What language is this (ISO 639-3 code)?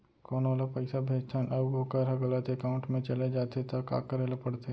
hne